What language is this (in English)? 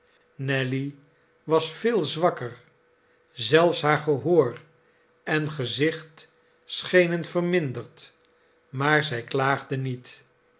Dutch